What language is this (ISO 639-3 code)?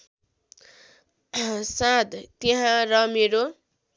nep